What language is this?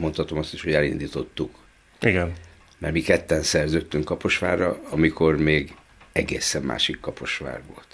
Hungarian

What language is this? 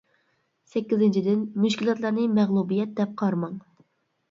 Uyghur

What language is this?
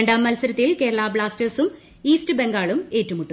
Malayalam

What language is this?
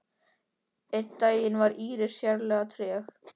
Icelandic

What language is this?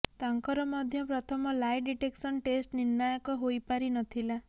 Odia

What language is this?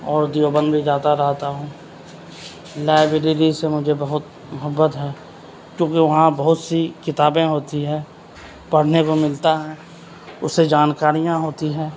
Urdu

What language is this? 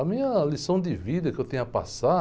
Portuguese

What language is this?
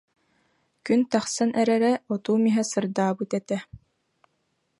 Yakut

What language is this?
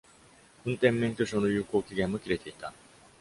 Japanese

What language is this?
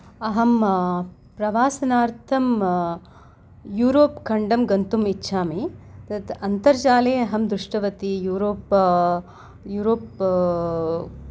Sanskrit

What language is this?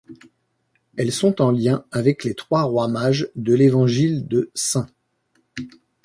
French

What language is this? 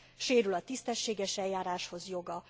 Hungarian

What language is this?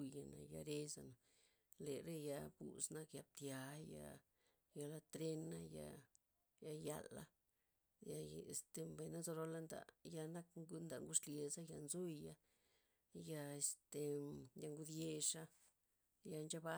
Loxicha Zapotec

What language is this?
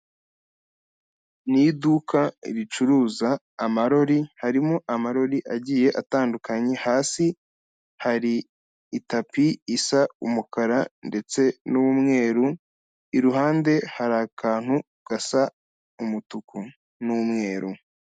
Kinyarwanda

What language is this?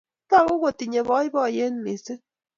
Kalenjin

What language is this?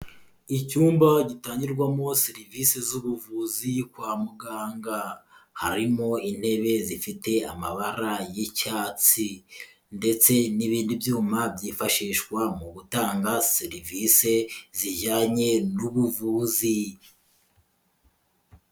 Kinyarwanda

